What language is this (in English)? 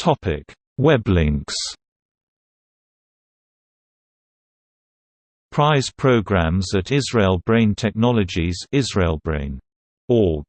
English